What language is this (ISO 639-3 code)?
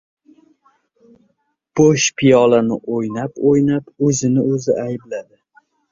uzb